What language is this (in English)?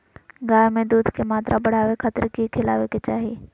Magahi